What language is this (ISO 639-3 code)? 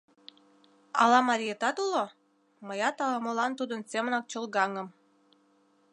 chm